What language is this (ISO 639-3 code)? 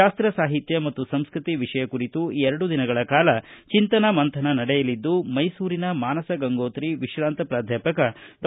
kan